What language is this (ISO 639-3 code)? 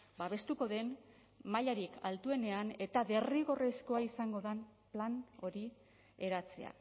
eus